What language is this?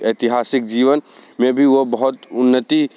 Hindi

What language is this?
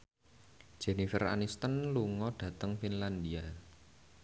Javanese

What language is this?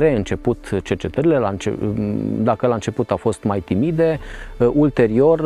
Romanian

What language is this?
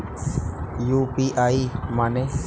Bhojpuri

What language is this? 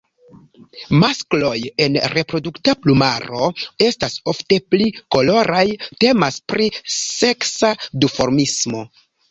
Esperanto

